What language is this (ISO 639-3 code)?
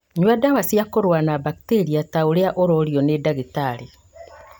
kik